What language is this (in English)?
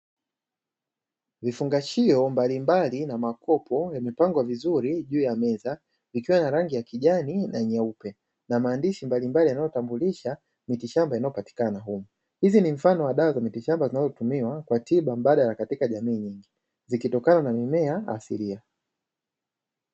Swahili